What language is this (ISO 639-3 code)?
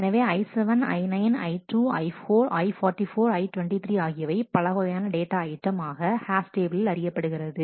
tam